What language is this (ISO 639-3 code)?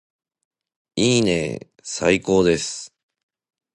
jpn